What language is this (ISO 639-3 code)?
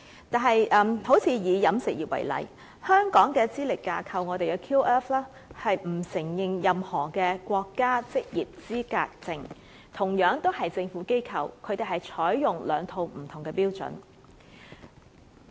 yue